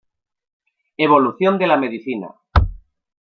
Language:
Spanish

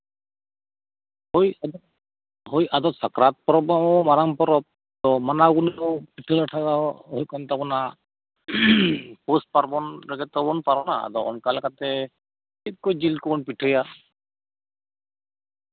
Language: Santali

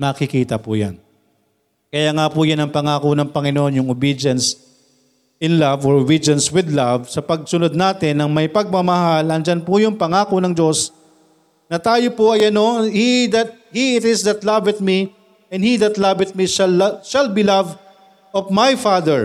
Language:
Filipino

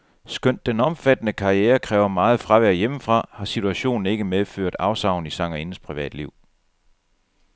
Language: Danish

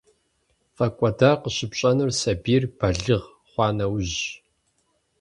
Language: Kabardian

